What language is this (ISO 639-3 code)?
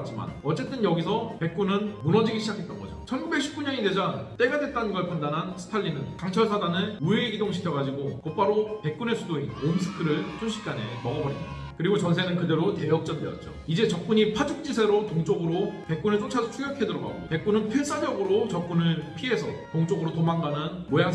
kor